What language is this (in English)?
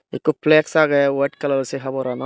Chakma